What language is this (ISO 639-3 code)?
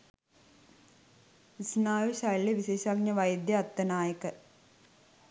sin